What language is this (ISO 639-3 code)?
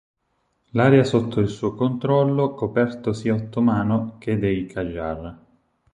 ita